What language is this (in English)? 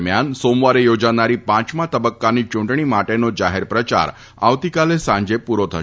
Gujarati